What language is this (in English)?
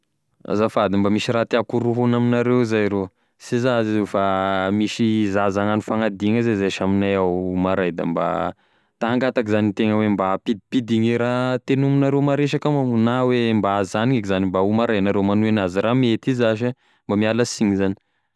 Tesaka Malagasy